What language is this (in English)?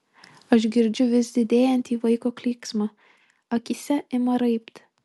Lithuanian